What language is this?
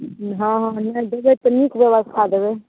Maithili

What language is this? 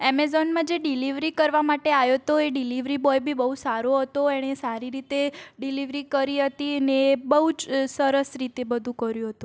Gujarati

